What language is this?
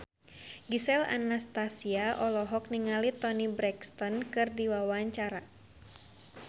Sundanese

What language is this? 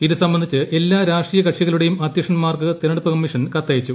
Malayalam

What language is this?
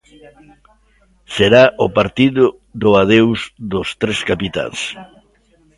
Galician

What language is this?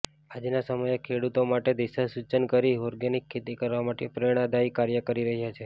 Gujarati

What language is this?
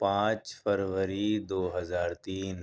Urdu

